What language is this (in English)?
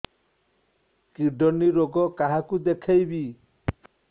Odia